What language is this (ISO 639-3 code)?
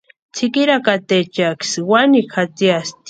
pua